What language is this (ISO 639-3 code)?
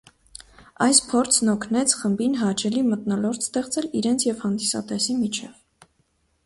hye